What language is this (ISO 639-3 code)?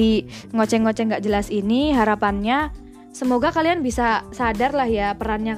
ind